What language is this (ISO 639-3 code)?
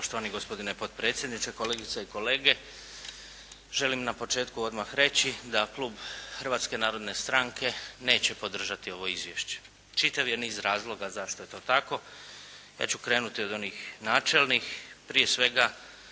hrv